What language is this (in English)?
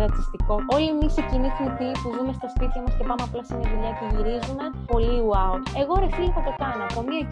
Greek